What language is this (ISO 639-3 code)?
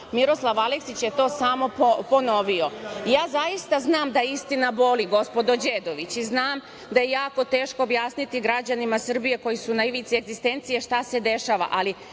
srp